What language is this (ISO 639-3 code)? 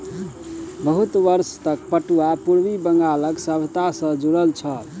mai